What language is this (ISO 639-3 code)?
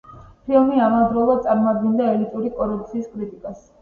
kat